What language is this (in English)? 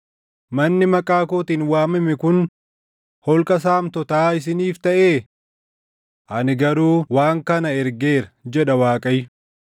Oromo